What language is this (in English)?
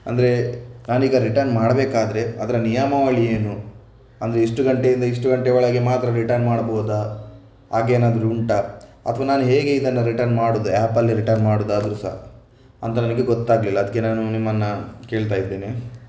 Kannada